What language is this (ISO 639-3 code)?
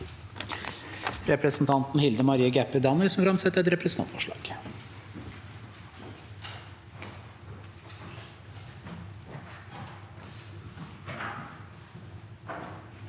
nor